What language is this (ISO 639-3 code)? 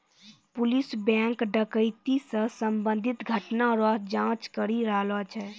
mai